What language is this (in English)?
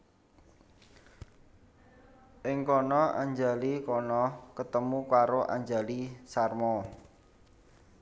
Javanese